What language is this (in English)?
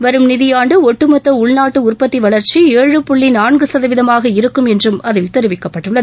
Tamil